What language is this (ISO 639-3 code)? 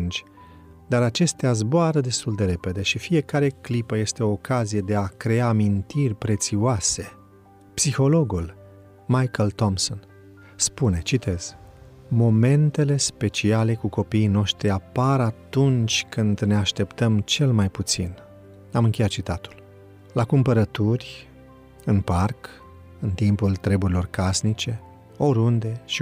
ron